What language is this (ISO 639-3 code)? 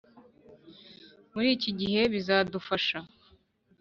kin